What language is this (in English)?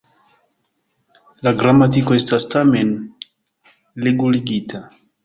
Esperanto